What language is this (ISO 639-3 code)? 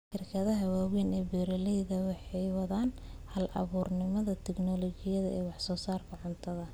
som